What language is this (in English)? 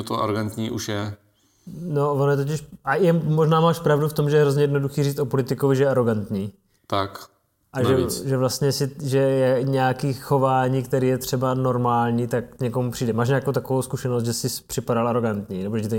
Czech